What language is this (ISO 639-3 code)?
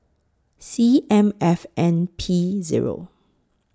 eng